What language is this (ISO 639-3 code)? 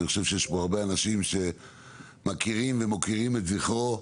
heb